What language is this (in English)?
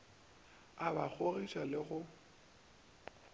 Northern Sotho